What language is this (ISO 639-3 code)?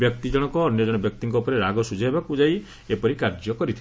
ori